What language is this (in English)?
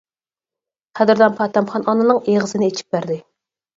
Uyghur